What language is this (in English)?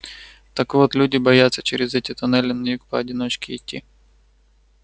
Russian